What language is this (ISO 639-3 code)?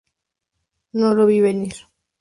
spa